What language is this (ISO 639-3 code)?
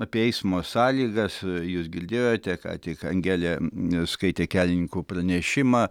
lit